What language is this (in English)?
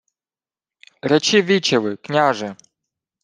Ukrainian